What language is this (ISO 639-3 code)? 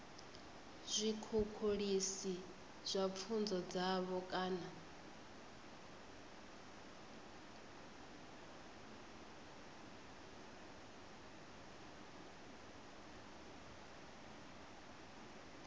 ven